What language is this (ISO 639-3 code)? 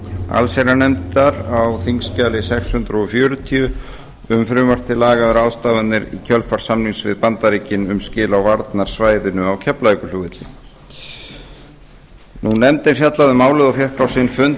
isl